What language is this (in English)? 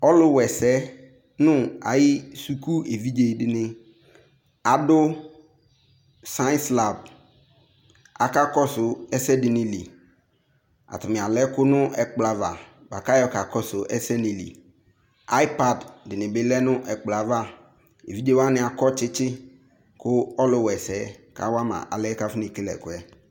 Ikposo